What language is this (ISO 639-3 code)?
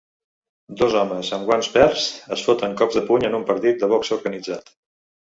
cat